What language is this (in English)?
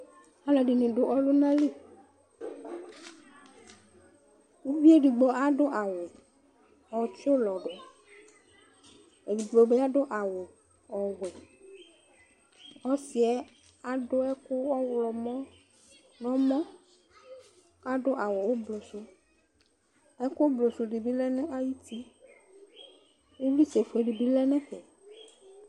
Ikposo